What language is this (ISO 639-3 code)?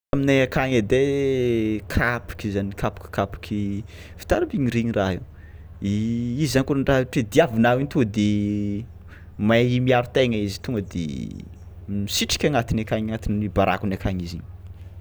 xmw